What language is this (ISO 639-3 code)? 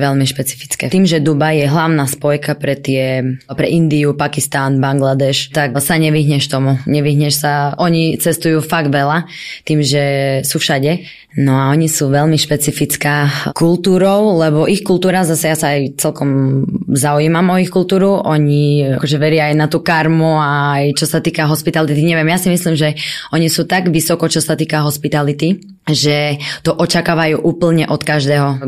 slk